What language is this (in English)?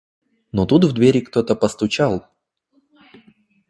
Russian